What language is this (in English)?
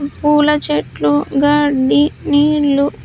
Telugu